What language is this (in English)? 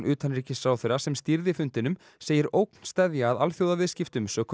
Icelandic